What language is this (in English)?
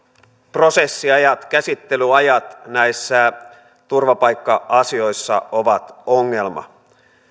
Finnish